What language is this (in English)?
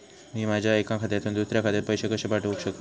Marathi